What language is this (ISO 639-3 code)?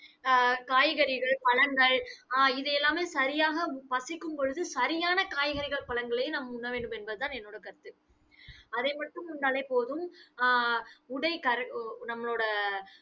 tam